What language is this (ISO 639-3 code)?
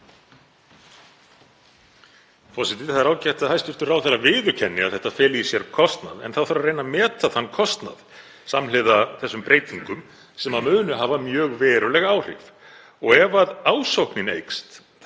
isl